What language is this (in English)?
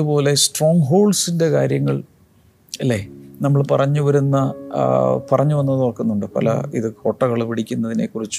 Malayalam